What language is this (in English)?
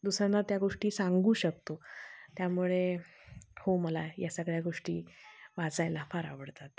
Marathi